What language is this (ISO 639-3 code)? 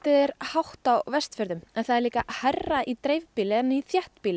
isl